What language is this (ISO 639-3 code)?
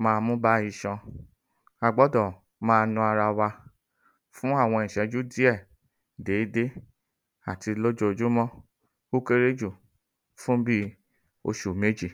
yor